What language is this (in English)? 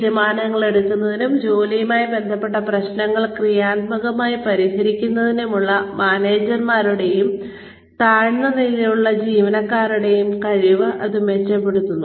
Malayalam